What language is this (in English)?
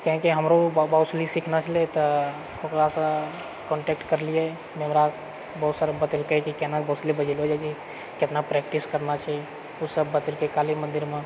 Maithili